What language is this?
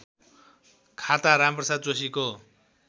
Nepali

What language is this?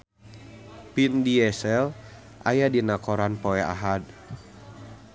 Sundanese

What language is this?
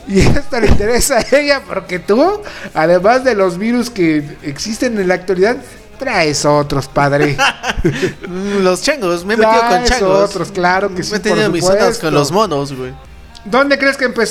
Spanish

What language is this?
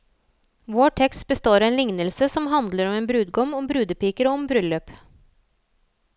Norwegian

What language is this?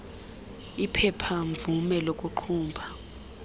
Xhosa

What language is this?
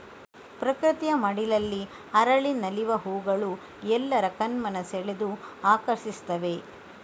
Kannada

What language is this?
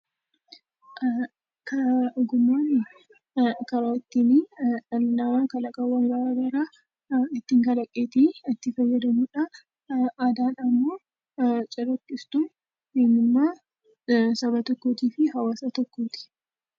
Oromo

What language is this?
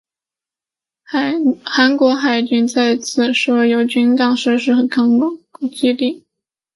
Chinese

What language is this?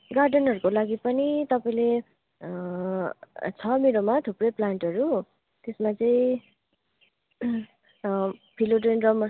Nepali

